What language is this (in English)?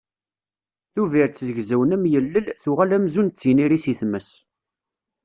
Kabyle